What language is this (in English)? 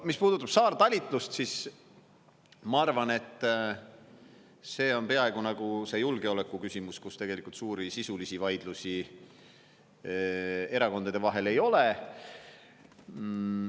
Estonian